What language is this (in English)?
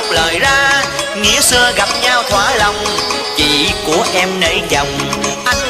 Vietnamese